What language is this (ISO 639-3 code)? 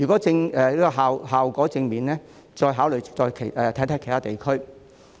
yue